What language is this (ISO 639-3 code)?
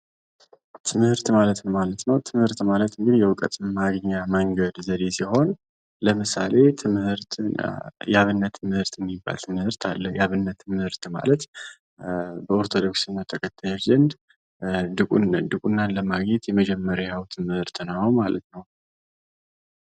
amh